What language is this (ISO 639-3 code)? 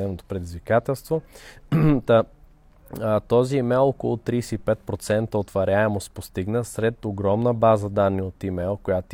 bul